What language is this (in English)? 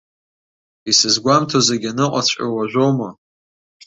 Abkhazian